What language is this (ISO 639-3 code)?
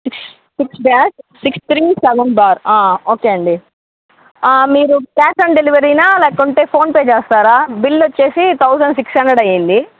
tel